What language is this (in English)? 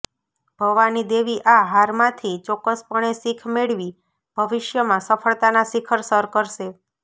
Gujarati